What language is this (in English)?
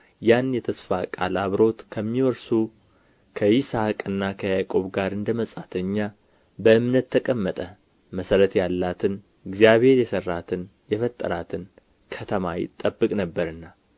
Amharic